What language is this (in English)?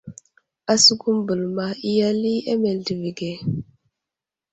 Wuzlam